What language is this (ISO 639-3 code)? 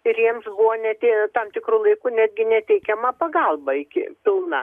lit